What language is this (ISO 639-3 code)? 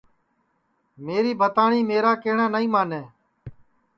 ssi